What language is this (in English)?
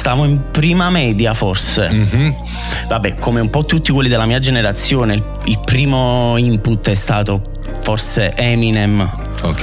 Italian